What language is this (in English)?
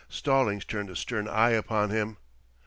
English